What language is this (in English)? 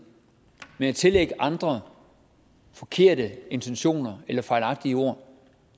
Danish